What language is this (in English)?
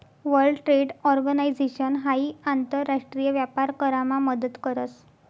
Marathi